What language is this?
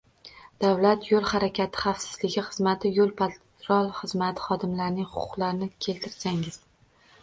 Uzbek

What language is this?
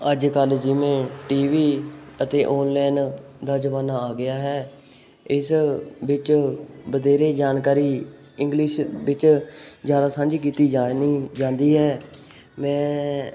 Punjabi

